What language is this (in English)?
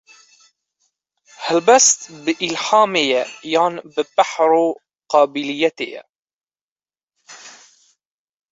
Kurdish